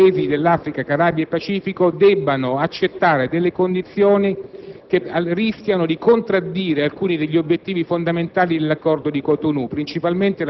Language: Italian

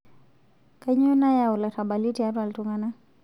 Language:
Masai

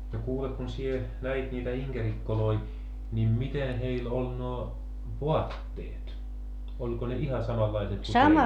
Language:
Finnish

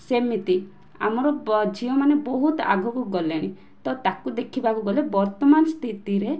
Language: Odia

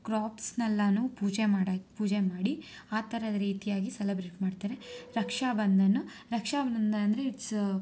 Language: Kannada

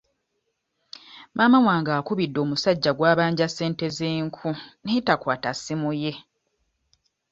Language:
Ganda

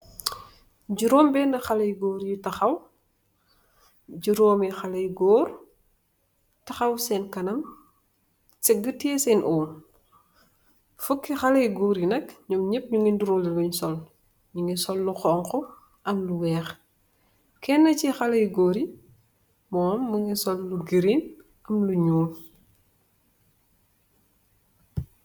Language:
Wolof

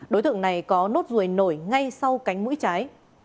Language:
Vietnamese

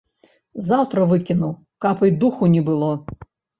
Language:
Belarusian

